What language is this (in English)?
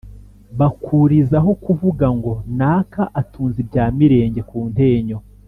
Kinyarwanda